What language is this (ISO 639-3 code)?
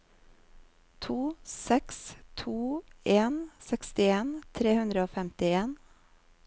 nor